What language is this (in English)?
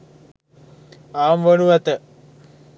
Sinhala